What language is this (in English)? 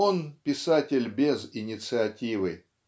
Russian